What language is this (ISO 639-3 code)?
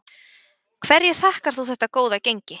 isl